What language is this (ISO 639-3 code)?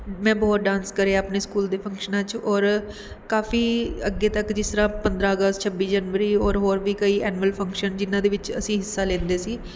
pan